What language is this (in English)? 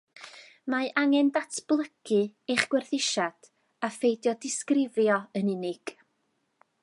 Welsh